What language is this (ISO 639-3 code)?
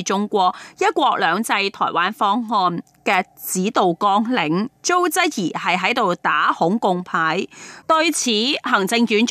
zho